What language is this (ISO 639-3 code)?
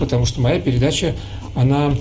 rus